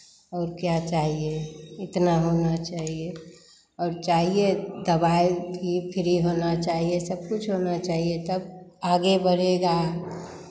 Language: Hindi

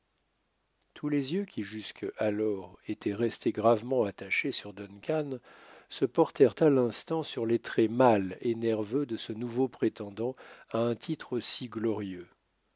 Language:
French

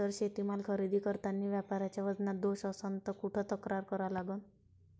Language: Marathi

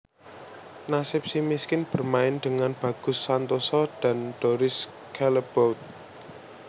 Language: Javanese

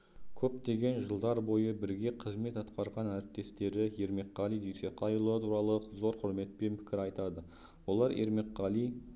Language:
Kazakh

